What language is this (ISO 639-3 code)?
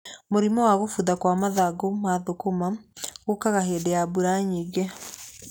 kik